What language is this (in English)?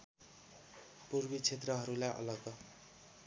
Nepali